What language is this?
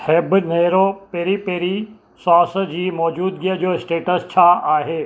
Sindhi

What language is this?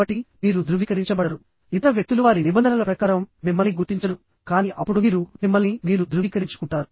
Telugu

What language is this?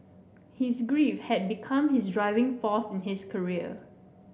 English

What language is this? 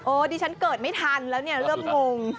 Thai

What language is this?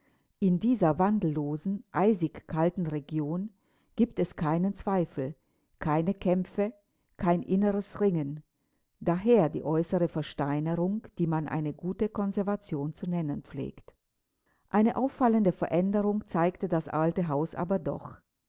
German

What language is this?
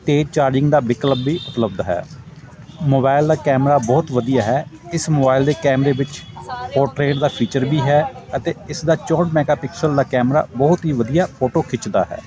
Punjabi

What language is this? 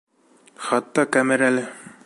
Bashkir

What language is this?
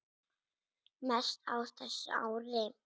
Icelandic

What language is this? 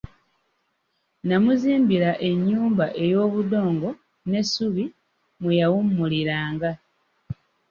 Ganda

